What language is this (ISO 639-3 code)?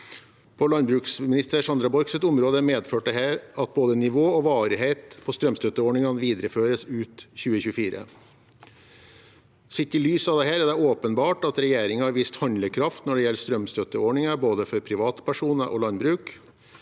nor